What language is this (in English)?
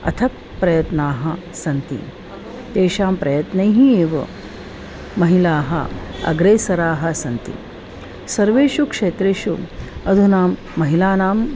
Sanskrit